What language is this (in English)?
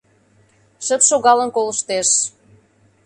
Mari